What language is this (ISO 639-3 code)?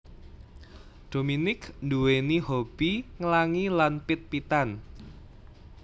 jav